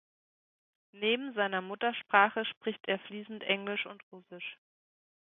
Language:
German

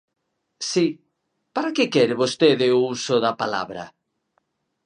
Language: Galician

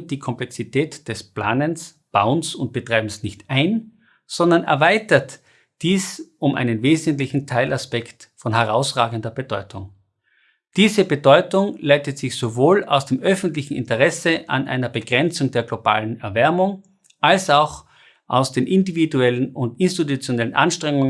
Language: German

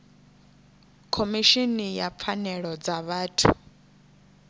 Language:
Venda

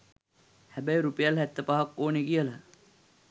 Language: Sinhala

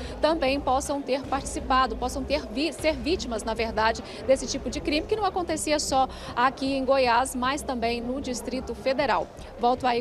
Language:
Portuguese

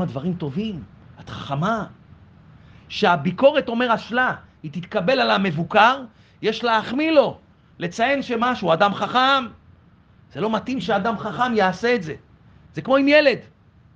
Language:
Hebrew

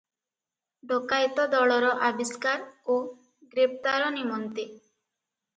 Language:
Odia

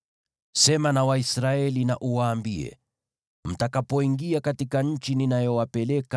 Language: Swahili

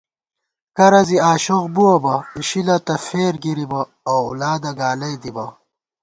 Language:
Gawar-Bati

